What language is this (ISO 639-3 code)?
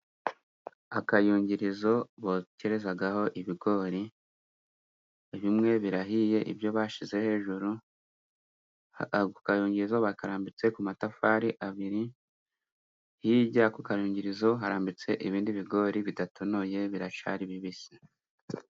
kin